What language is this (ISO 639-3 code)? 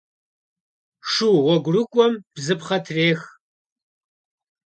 kbd